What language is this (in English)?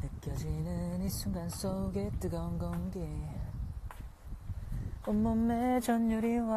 Korean